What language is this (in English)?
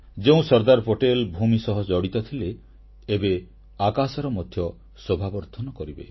Odia